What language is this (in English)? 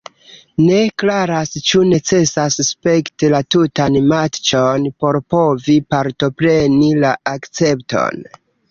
Esperanto